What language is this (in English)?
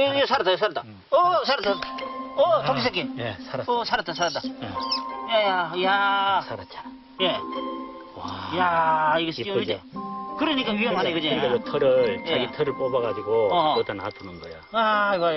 Korean